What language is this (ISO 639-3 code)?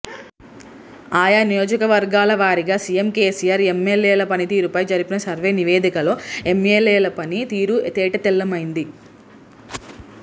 tel